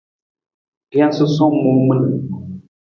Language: Nawdm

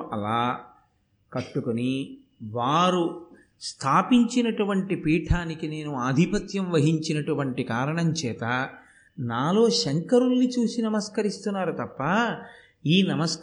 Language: Telugu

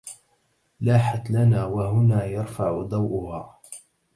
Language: Arabic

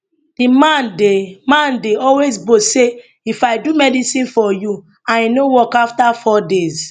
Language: Nigerian Pidgin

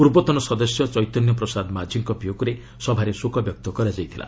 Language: Odia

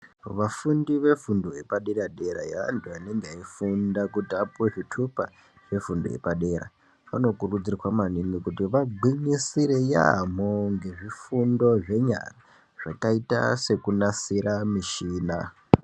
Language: Ndau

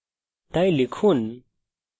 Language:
Bangla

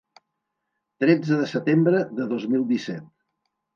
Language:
Catalan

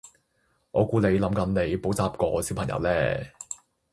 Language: Cantonese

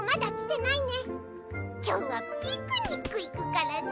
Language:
Japanese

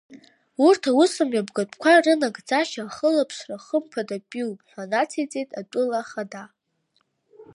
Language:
Abkhazian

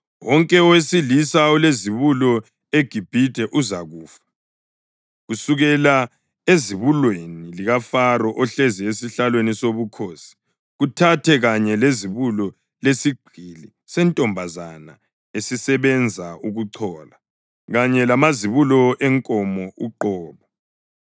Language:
North Ndebele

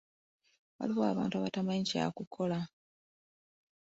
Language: Ganda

